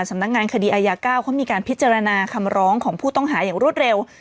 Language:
Thai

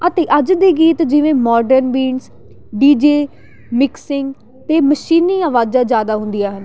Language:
Punjabi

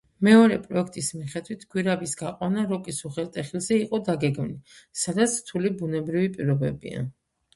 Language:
Georgian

